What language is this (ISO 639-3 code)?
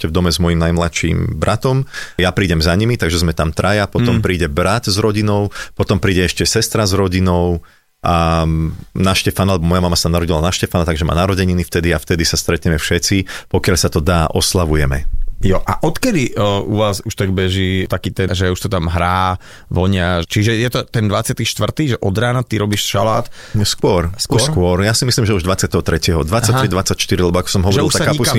slk